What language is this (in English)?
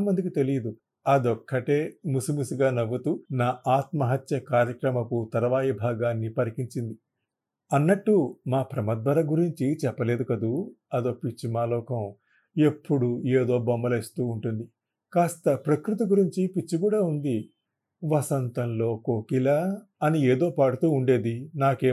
Telugu